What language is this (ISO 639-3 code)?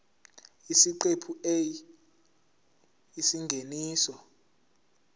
zul